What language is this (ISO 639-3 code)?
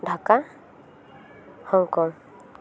sat